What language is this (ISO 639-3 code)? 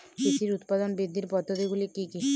ben